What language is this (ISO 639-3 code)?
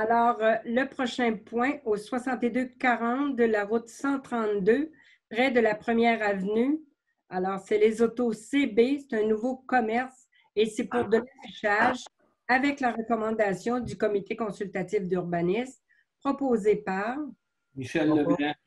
fra